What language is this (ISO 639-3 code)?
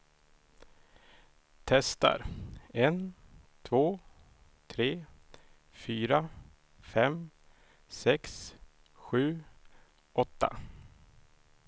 swe